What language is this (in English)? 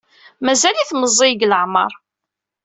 Kabyle